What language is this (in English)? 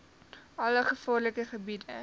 Afrikaans